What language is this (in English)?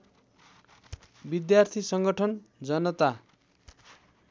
Nepali